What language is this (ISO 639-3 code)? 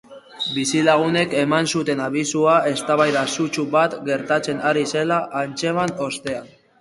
eus